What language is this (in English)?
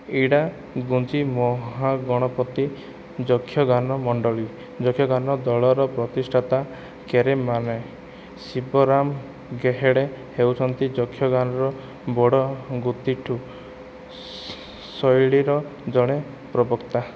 Odia